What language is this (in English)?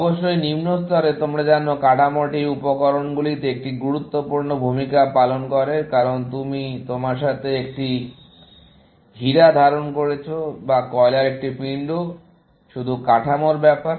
Bangla